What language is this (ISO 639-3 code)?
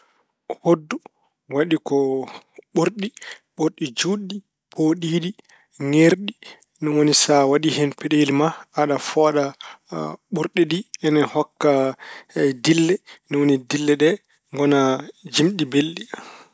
ful